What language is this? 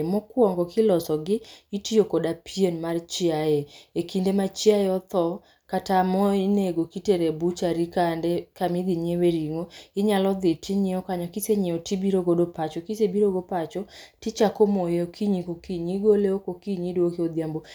Luo (Kenya and Tanzania)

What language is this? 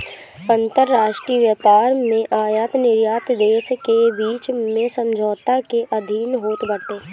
Bhojpuri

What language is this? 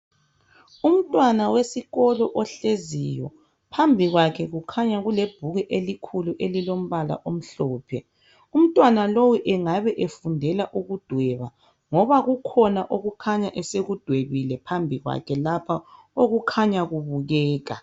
North Ndebele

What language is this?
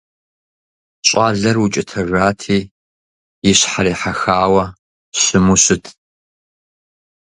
Kabardian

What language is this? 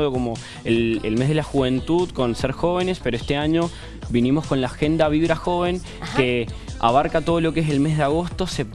Spanish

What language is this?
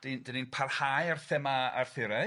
Welsh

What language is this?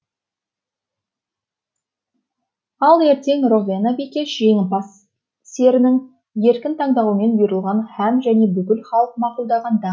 Kazakh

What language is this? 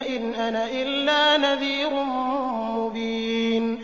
Arabic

